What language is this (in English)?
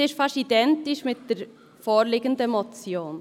Swiss German